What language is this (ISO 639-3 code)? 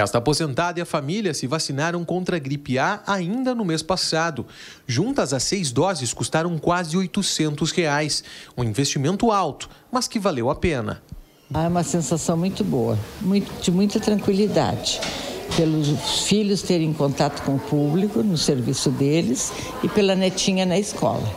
por